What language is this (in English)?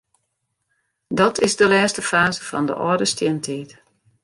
Western Frisian